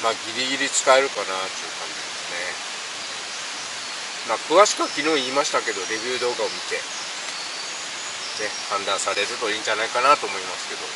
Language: Japanese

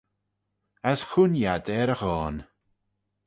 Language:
Manx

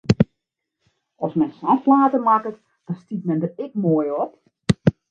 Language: Western Frisian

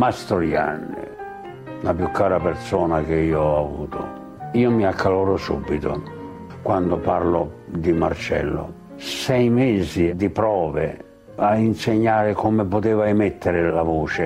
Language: Italian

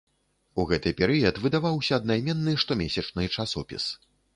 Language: Belarusian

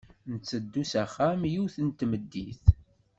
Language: Kabyle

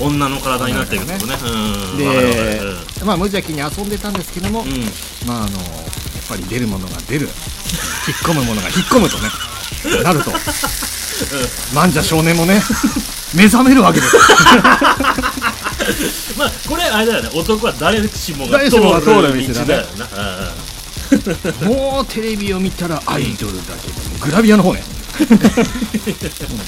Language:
Japanese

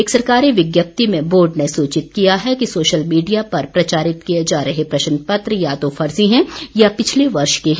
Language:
Hindi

